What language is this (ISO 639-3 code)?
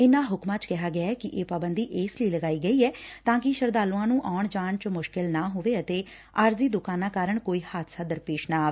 pan